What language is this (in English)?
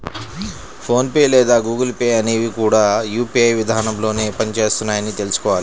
Telugu